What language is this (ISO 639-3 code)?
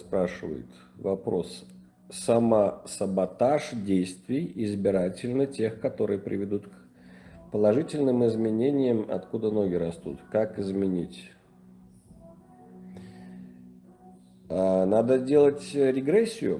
rus